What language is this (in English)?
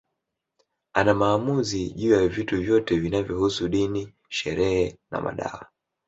Swahili